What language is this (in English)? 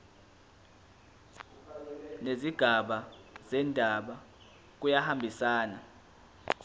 Zulu